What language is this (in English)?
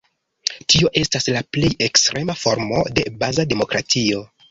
Esperanto